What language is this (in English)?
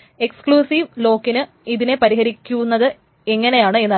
Malayalam